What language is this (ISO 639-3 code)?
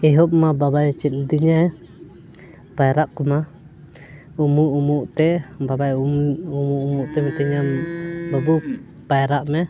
sat